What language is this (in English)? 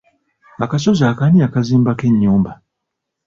Ganda